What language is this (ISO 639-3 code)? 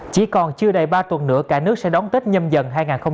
vie